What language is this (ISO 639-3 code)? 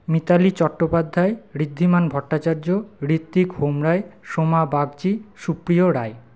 ben